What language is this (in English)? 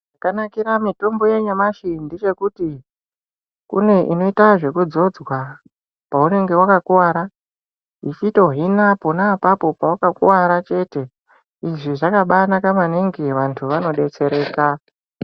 Ndau